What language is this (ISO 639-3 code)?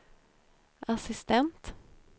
swe